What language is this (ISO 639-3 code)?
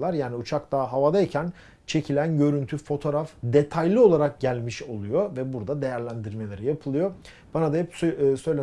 tur